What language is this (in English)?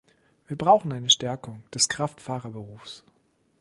German